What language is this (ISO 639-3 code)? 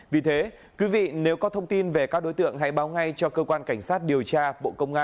vie